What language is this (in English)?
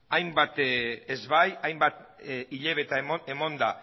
Basque